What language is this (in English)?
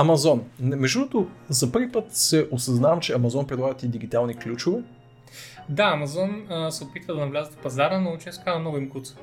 Bulgarian